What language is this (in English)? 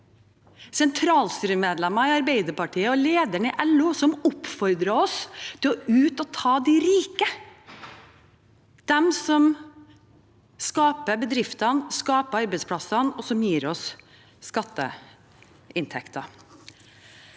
Norwegian